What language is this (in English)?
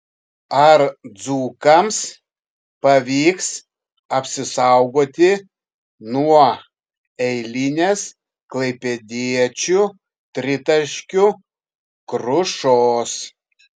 Lithuanian